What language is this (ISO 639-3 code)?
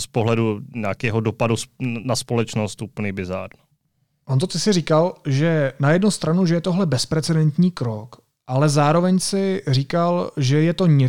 ces